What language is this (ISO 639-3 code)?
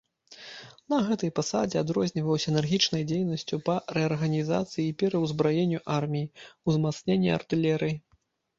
bel